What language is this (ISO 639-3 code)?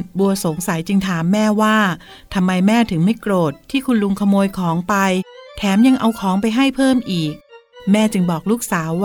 tha